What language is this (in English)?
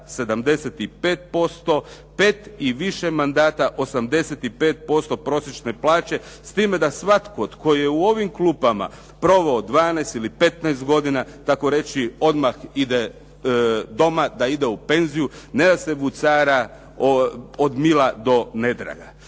Croatian